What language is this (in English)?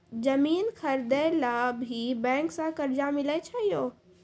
Maithili